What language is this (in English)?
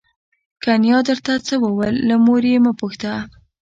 Pashto